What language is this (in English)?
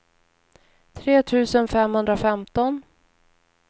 Swedish